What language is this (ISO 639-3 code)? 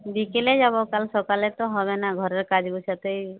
ben